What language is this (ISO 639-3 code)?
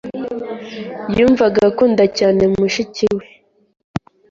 kin